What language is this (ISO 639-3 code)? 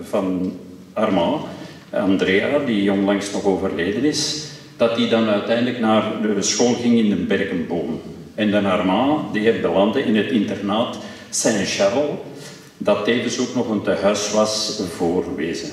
nld